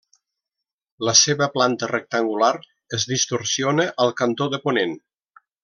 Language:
Catalan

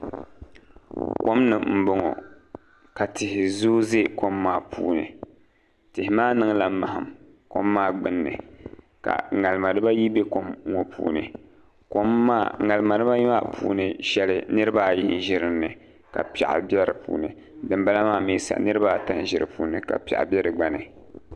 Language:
Dagbani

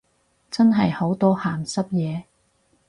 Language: Cantonese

